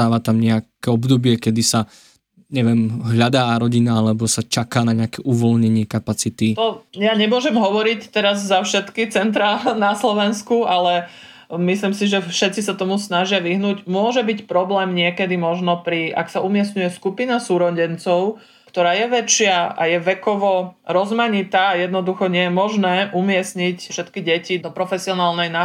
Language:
Slovak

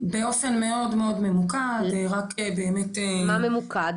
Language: Hebrew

